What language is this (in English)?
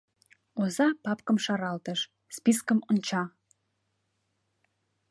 Mari